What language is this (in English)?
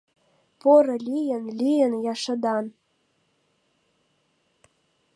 Mari